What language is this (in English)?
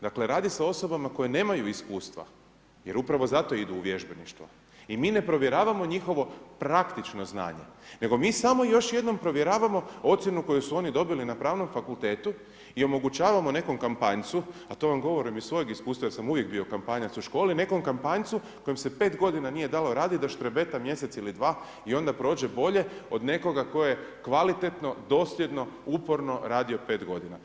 Croatian